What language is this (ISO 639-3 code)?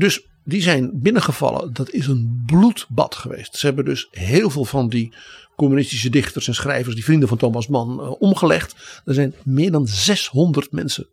nld